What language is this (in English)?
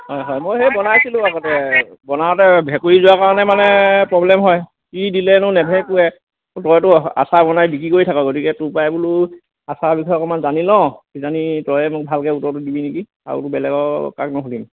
Assamese